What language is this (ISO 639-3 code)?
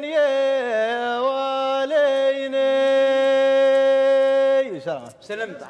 ara